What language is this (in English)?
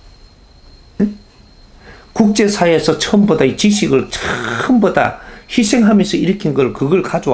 Korean